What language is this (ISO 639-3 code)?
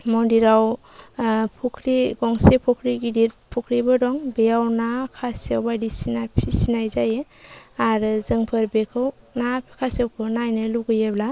brx